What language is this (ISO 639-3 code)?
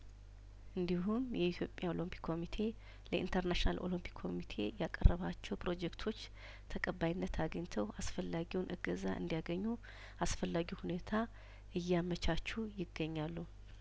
amh